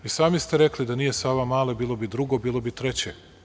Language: Serbian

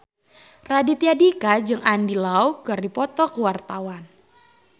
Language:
Sundanese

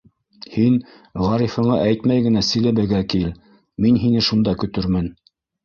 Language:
Bashkir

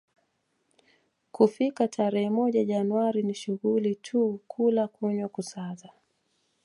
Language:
Swahili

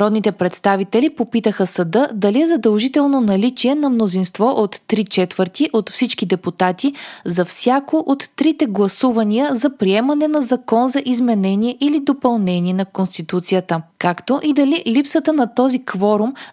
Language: Bulgarian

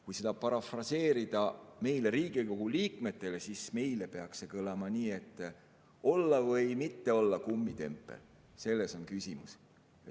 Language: Estonian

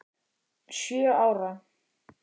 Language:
Icelandic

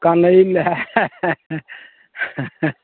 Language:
Hindi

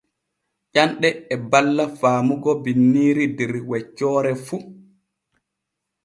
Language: Borgu Fulfulde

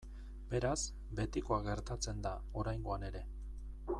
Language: Basque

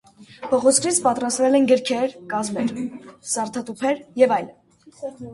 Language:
Armenian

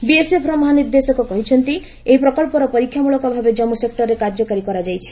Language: Odia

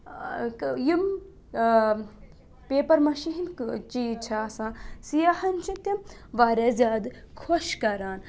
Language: Kashmiri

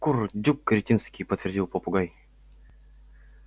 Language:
Russian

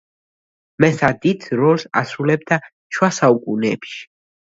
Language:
Georgian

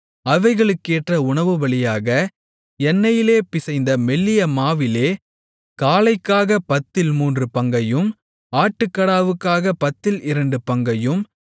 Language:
Tamil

